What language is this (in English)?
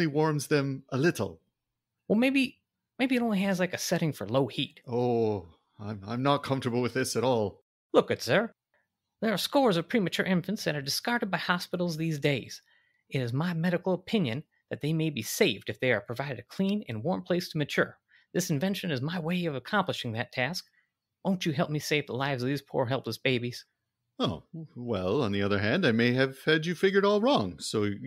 English